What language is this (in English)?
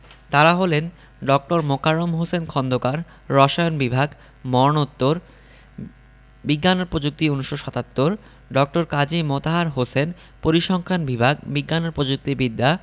Bangla